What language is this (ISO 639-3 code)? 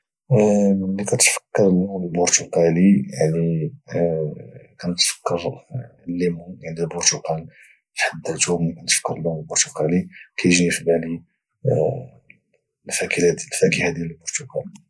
ary